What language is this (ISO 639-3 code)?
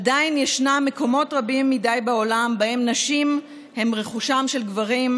heb